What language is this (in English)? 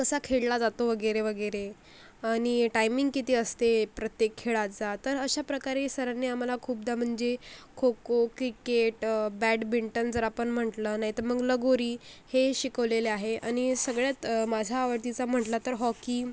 Marathi